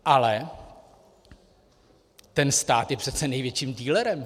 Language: Czech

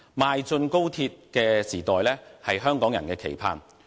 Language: Cantonese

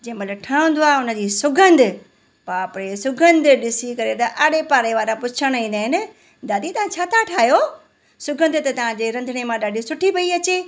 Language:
Sindhi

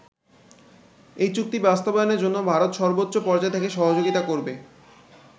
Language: Bangla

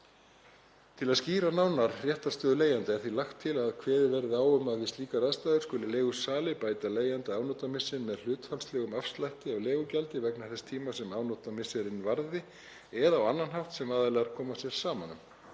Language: Icelandic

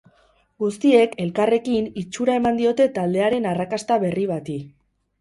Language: Basque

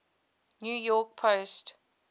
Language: English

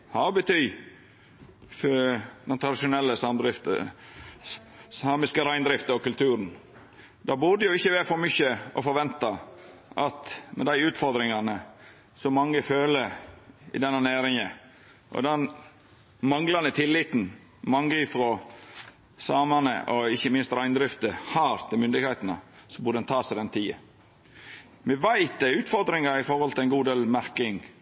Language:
Norwegian Nynorsk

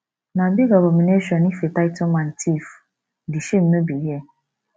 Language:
Nigerian Pidgin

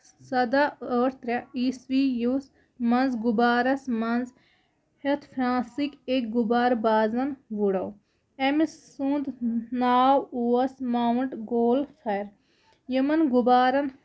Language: Kashmiri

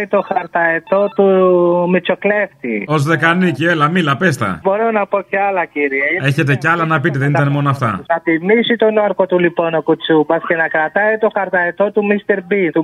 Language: Greek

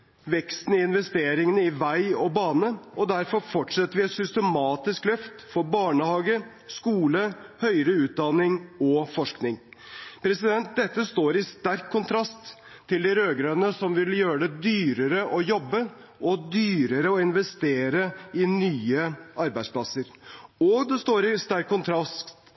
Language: Norwegian Bokmål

